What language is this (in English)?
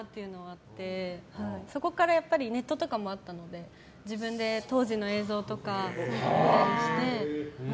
Japanese